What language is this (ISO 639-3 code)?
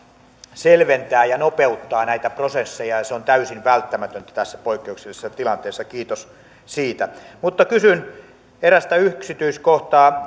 fin